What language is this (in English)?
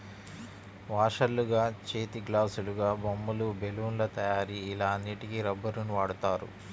Telugu